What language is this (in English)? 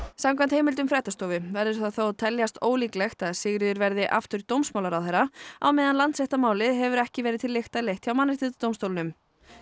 Icelandic